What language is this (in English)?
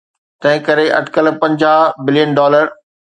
Sindhi